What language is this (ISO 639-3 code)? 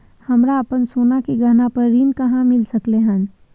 mai